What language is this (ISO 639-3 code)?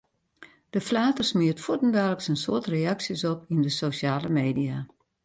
fry